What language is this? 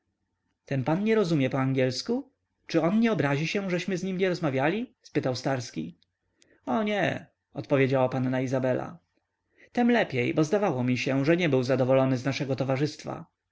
Polish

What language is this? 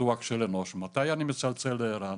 Hebrew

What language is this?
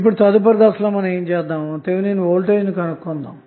Telugu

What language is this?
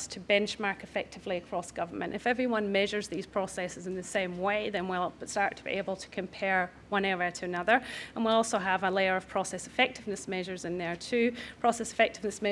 English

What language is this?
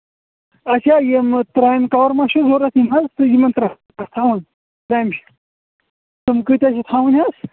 Kashmiri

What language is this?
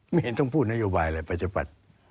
Thai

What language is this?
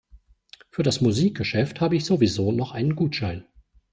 German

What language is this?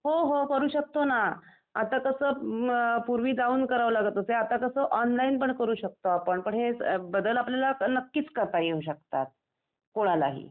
Marathi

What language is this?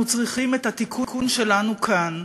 Hebrew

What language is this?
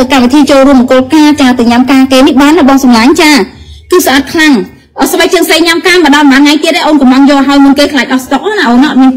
Vietnamese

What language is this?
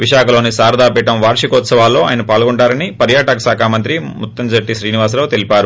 Telugu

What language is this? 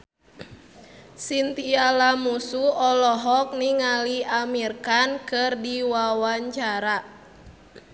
Sundanese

